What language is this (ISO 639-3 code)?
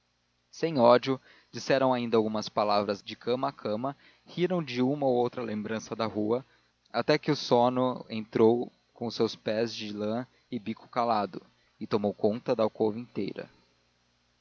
por